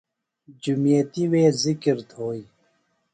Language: Phalura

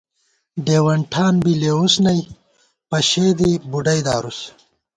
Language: Gawar-Bati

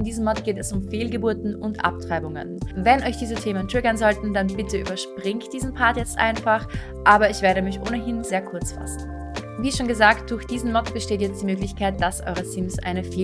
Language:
German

